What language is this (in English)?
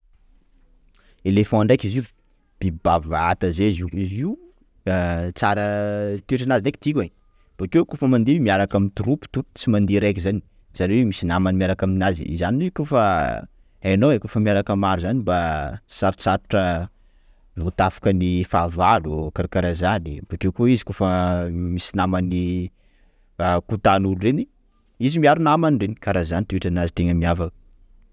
Sakalava Malagasy